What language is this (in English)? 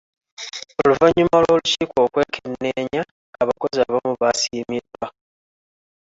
Ganda